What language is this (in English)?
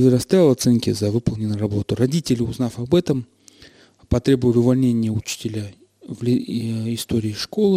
Russian